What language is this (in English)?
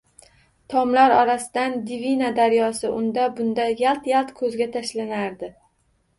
Uzbek